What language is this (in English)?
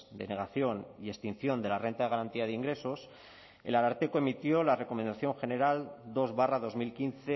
Spanish